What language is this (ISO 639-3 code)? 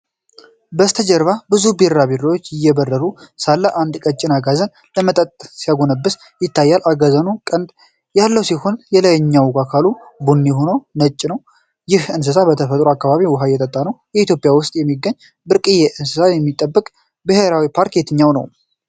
amh